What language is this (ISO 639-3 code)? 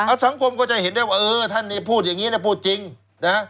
tha